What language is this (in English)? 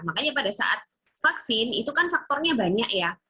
Indonesian